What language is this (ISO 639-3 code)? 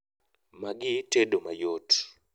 luo